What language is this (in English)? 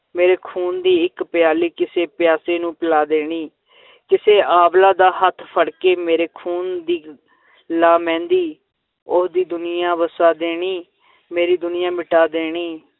Punjabi